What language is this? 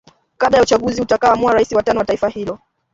Swahili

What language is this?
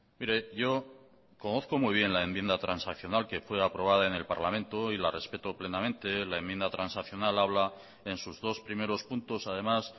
Spanish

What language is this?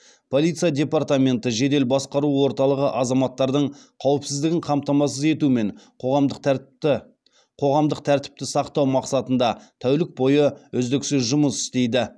Kazakh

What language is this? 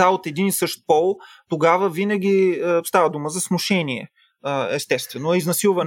Bulgarian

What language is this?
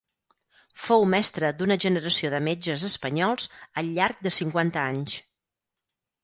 Catalan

